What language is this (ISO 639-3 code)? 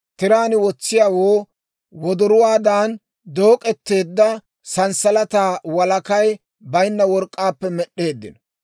dwr